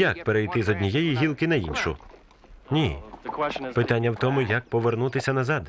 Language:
Ukrainian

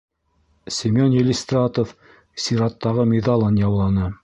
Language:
Bashkir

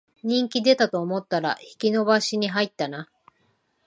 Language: Japanese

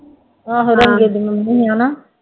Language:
Punjabi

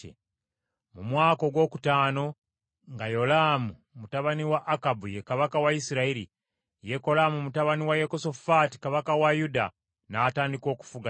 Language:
Ganda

